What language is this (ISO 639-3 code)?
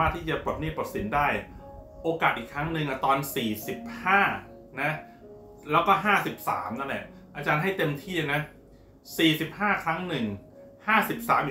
tha